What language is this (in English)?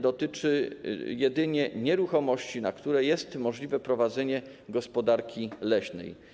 Polish